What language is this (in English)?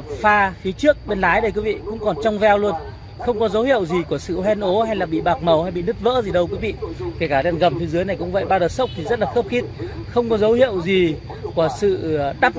Vietnamese